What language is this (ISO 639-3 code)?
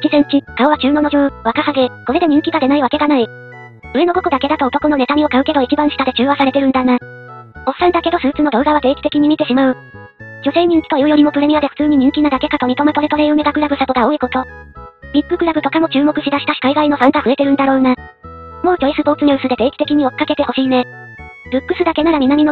jpn